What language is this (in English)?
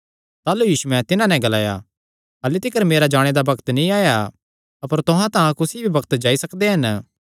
Kangri